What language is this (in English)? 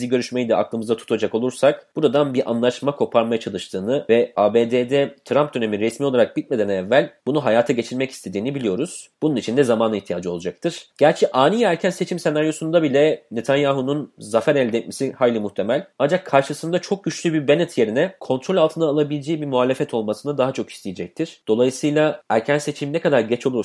Turkish